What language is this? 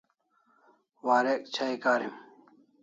Kalasha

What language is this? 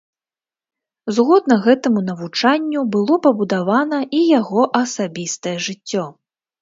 Belarusian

